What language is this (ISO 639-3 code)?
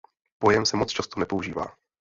ces